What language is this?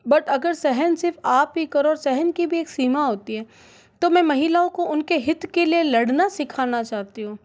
Hindi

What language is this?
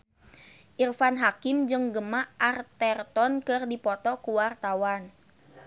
Sundanese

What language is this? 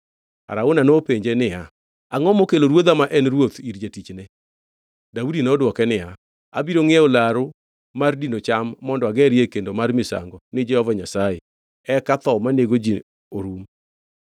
Luo (Kenya and Tanzania)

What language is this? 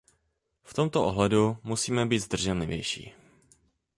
Czech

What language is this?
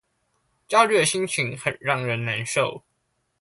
Chinese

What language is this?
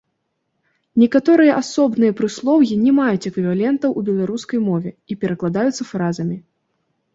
Belarusian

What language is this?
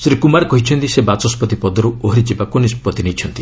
Odia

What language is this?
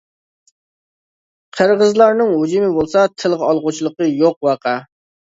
Uyghur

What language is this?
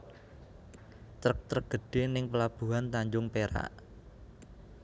Javanese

